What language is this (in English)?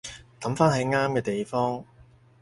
Cantonese